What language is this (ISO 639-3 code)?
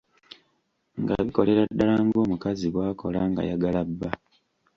lug